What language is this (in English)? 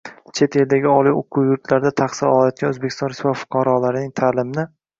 Uzbek